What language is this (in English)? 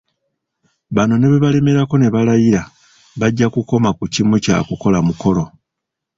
Ganda